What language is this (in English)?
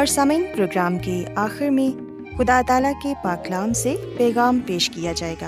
Urdu